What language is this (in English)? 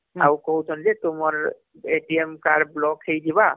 Odia